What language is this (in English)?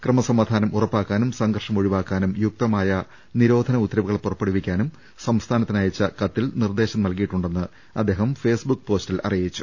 Malayalam